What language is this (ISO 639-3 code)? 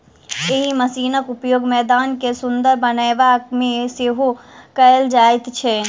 mai